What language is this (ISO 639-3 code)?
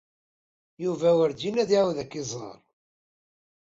kab